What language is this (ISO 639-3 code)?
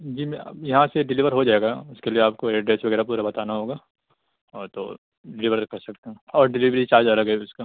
urd